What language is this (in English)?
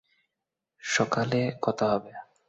Bangla